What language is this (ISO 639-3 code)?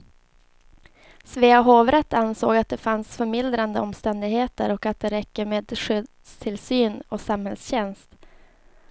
swe